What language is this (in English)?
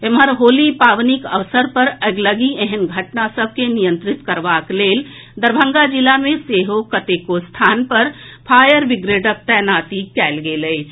Maithili